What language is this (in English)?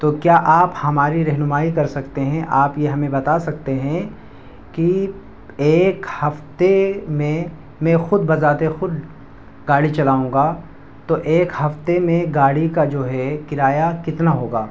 Urdu